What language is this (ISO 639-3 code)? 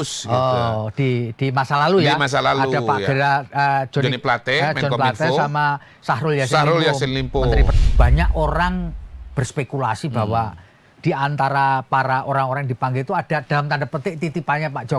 ind